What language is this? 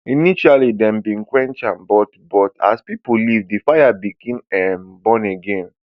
Nigerian Pidgin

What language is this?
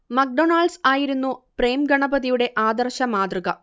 Malayalam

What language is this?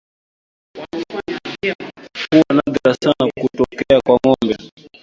Swahili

